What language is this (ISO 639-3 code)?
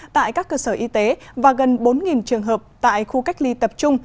vie